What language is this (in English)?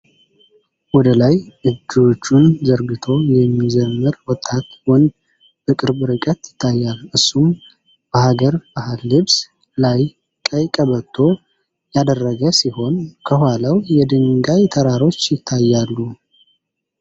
Amharic